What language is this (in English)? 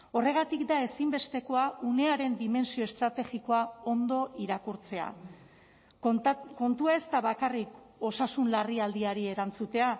Basque